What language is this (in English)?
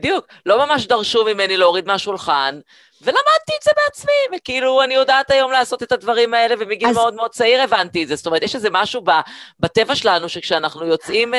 Hebrew